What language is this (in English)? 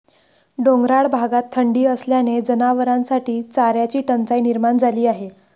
Marathi